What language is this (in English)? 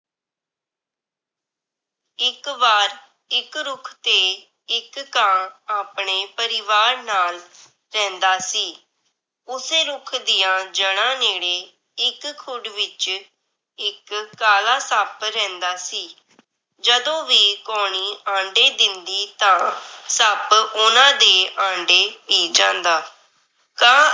Punjabi